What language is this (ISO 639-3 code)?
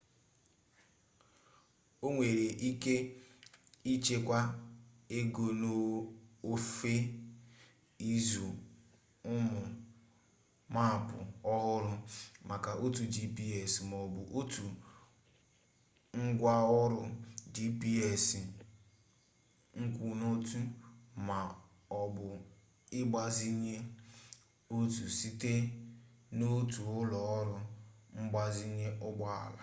ibo